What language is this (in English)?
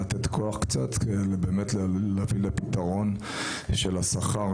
Hebrew